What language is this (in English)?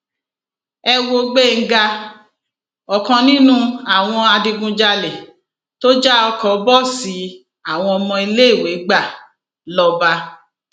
Yoruba